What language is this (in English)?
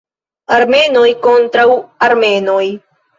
Esperanto